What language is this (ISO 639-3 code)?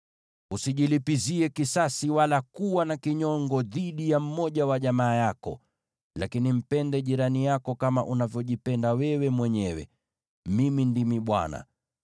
swa